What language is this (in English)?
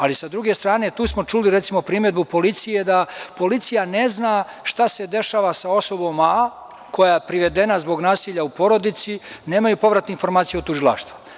Serbian